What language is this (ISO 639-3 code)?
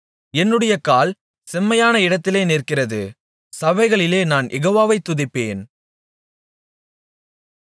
tam